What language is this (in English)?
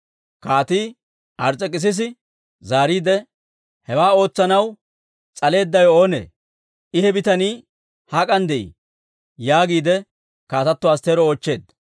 Dawro